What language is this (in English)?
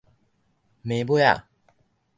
Min Nan Chinese